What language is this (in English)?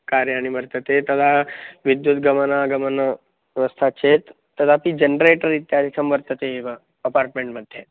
Sanskrit